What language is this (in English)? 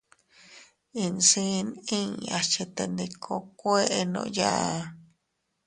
Teutila Cuicatec